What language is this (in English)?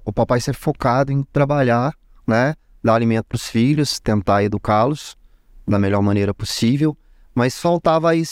Portuguese